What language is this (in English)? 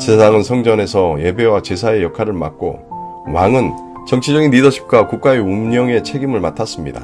Korean